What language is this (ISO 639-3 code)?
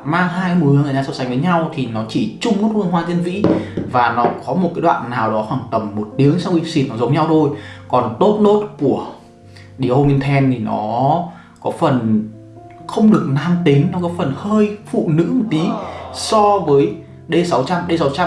vie